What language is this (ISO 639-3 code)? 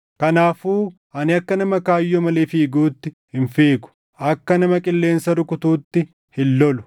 orm